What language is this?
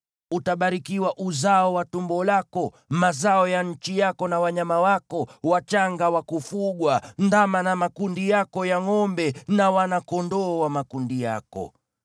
Swahili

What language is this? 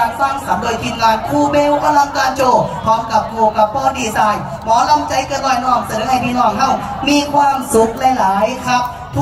Thai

